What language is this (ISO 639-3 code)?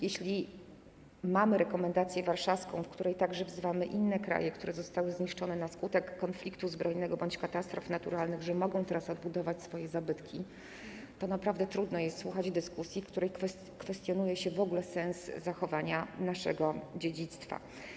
pol